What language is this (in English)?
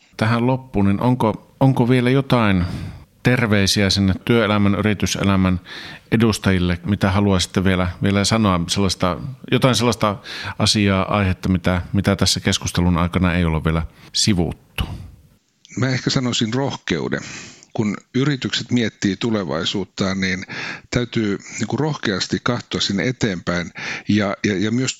Finnish